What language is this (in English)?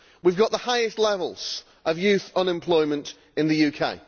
English